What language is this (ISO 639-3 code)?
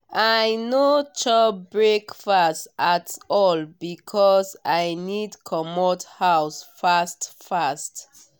pcm